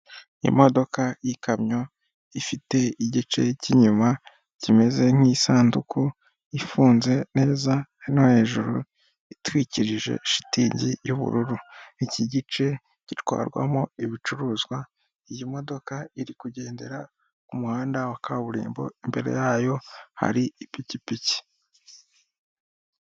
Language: Kinyarwanda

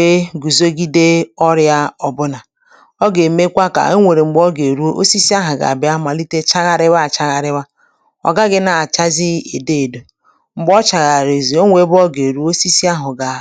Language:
Igbo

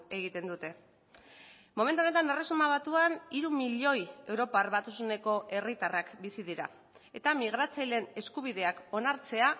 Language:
Basque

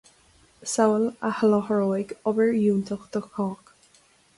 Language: Irish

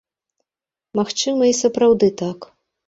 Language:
Belarusian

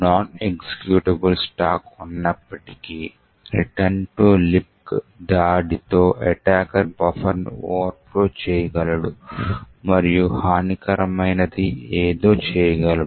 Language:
Telugu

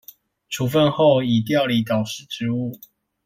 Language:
Chinese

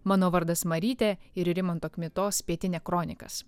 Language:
Lithuanian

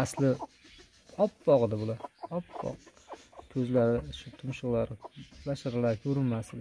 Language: Turkish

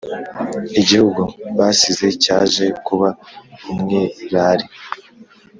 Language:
Kinyarwanda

